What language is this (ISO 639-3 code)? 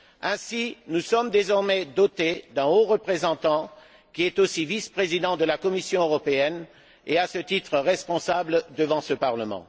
fra